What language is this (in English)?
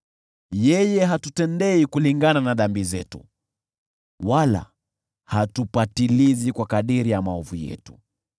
Swahili